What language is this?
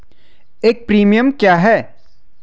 Hindi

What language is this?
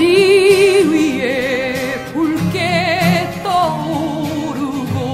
Korean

